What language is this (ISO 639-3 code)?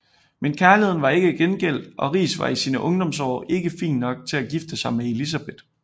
dan